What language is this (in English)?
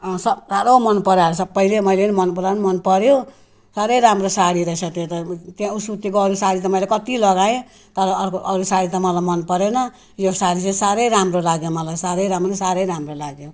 Nepali